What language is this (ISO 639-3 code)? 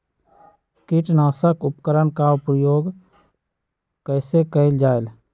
mag